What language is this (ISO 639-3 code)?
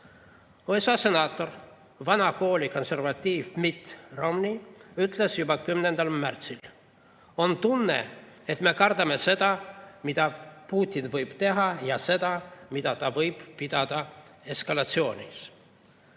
est